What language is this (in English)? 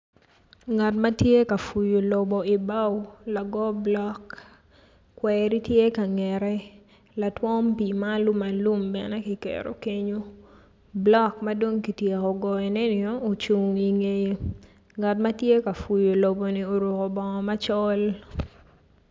Acoli